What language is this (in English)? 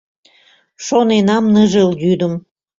Mari